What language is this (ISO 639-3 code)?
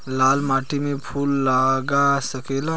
bho